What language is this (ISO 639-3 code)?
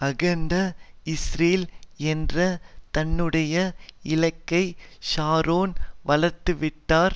tam